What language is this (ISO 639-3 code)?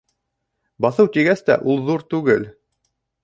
bak